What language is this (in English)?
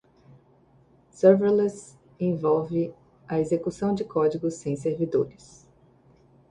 Portuguese